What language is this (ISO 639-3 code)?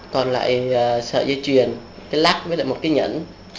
vie